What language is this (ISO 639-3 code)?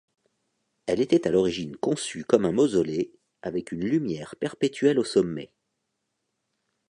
fra